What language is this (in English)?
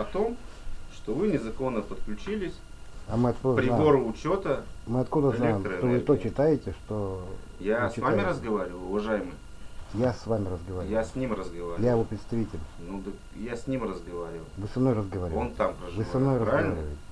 Russian